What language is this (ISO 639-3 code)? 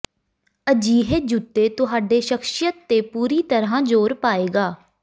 pan